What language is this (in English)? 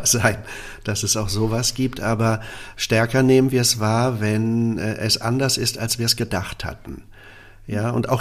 German